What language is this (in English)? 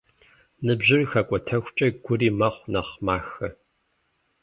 Kabardian